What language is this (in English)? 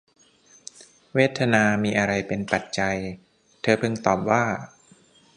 Thai